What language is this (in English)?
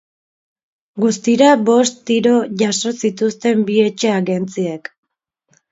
Basque